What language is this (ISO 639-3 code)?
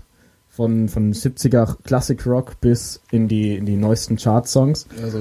deu